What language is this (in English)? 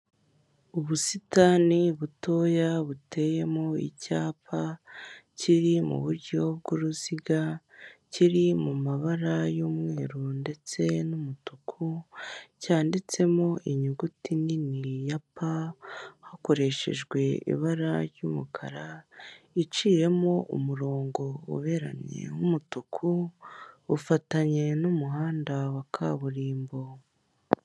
Kinyarwanda